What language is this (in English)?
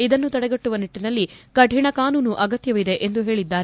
Kannada